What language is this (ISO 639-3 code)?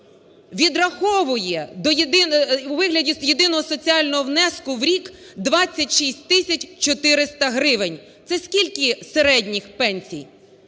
ukr